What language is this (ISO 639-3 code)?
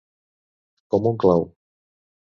cat